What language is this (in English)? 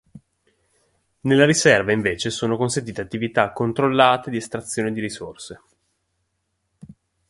Italian